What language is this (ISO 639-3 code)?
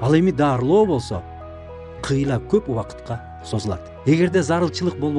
tur